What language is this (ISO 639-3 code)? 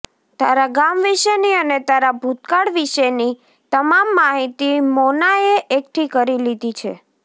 guj